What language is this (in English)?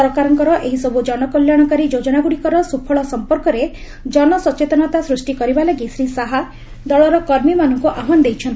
Odia